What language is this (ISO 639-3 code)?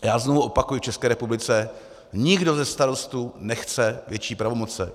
ces